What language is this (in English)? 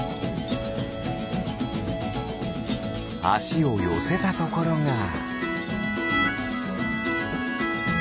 Japanese